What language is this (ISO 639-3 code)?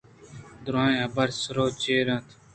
bgp